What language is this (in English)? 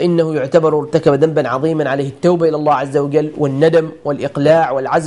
Arabic